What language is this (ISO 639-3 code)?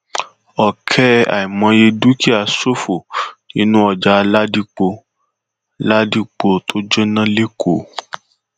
yor